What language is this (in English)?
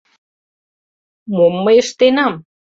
Mari